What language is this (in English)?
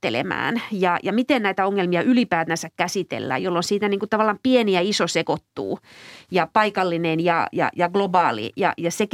Finnish